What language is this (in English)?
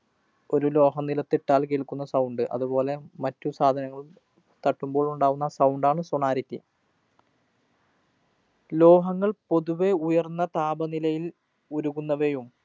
Malayalam